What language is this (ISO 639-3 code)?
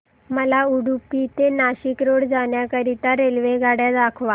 mar